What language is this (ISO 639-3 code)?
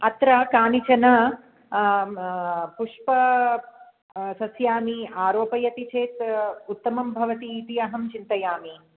san